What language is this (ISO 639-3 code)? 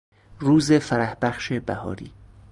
fas